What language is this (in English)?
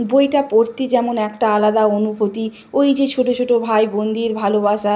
Bangla